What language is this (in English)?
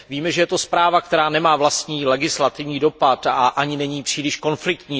Czech